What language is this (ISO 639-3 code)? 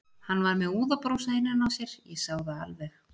isl